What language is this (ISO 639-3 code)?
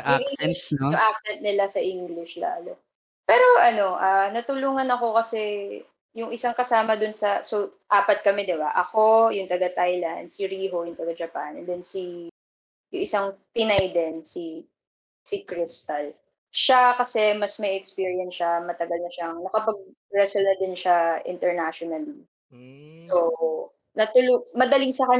fil